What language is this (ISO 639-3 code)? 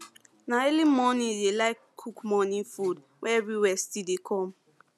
pcm